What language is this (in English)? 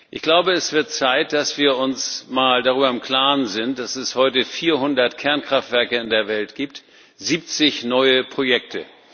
German